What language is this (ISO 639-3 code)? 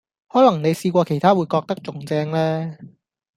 yue